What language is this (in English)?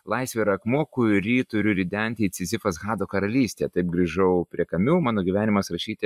Lithuanian